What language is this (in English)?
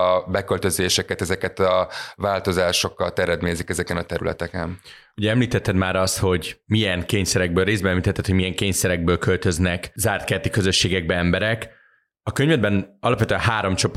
Hungarian